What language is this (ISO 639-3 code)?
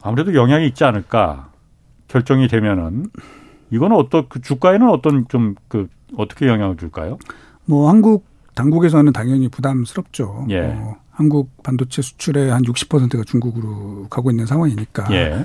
kor